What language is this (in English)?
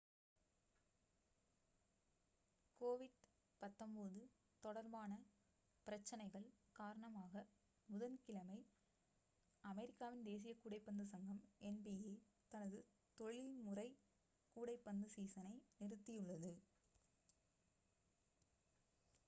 Tamil